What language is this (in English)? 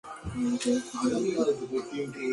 Bangla